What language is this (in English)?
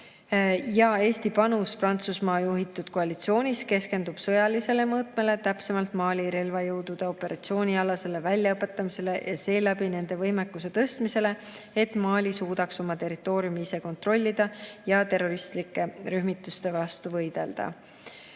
Estonian